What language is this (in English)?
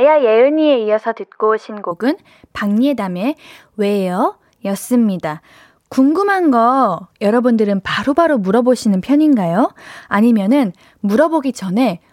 Korean